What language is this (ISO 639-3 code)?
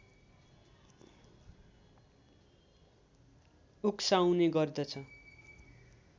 nep